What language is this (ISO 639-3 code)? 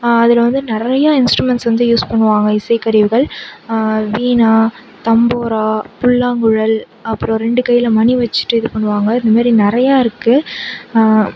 tam